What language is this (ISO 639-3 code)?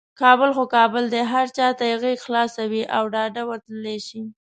pus